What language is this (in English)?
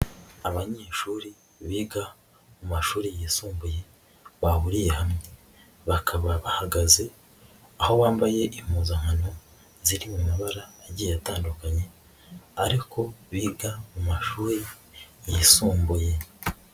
Kinyarwanda